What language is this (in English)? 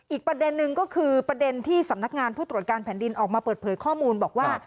Thai